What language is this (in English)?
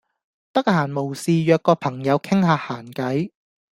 Cantonese